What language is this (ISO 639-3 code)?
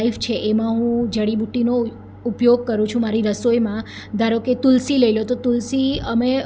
guj